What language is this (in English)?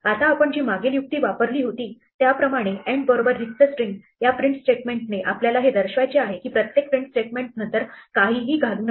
Marathi